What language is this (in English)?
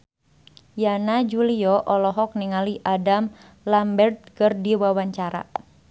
Sundanese